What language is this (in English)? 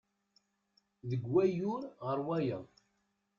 Kabyle